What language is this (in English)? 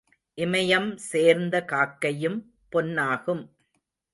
Tamil